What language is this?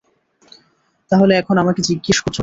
Bangla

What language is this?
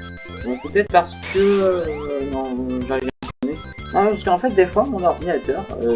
French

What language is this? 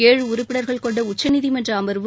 Tamil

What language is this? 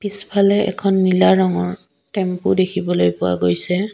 Assamese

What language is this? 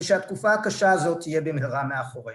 Hebrew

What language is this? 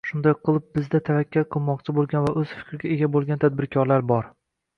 Uzbek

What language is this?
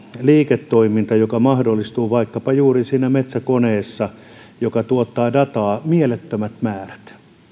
Finnish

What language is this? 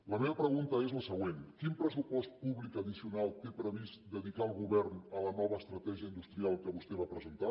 Catalan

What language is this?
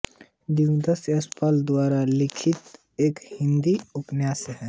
Hindi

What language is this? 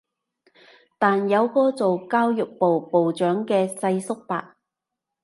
Cantonese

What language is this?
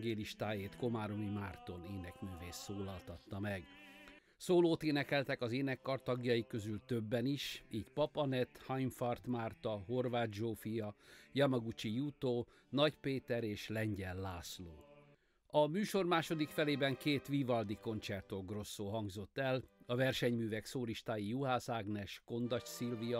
Hungarian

